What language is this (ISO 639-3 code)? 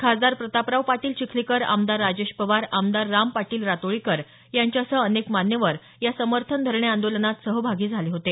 mar